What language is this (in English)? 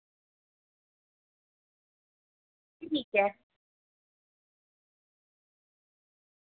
Dogri